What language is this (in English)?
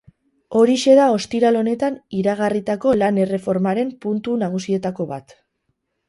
Basque